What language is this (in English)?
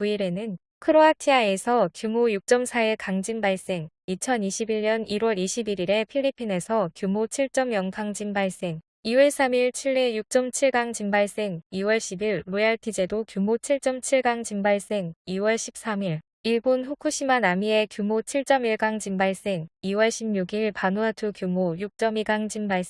Korean